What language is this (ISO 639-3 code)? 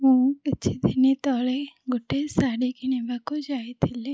ori